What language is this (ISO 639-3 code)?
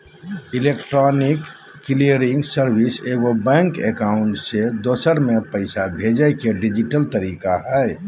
mag